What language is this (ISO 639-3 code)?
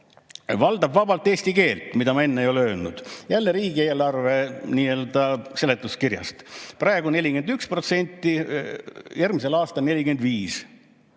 est